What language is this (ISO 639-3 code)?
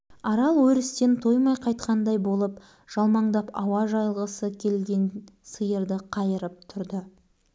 kaz